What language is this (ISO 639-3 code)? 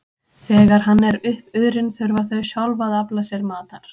isl